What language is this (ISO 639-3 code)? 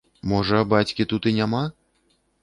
bel